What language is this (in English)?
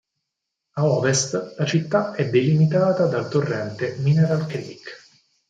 Italian